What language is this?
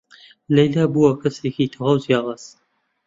Central Kurdish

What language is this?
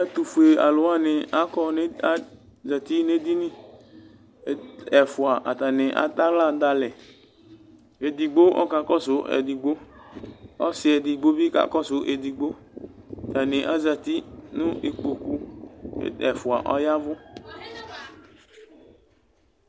Ikposo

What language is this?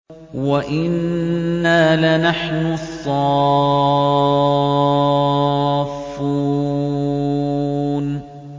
Arabic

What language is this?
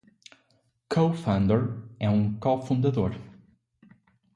Portuguese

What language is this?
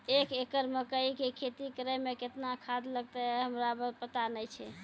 Maithili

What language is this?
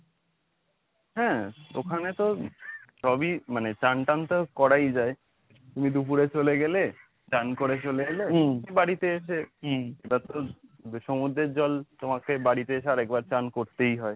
Bangla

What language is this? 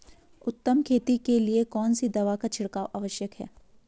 Hindi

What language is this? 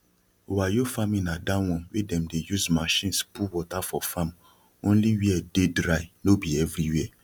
Nigerian Pidgin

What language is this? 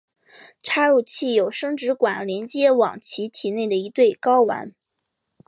Chinese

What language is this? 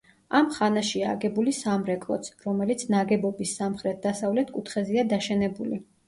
Georgian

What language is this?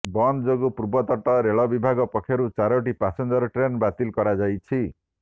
Odia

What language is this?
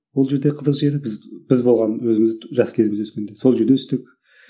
Kazakh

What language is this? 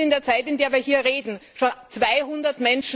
German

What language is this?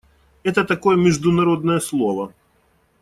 Russian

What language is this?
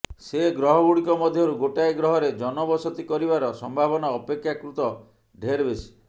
Odia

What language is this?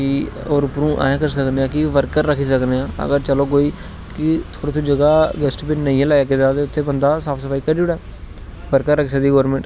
Dogri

